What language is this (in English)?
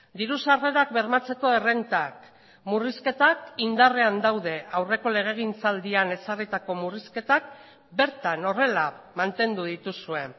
Basque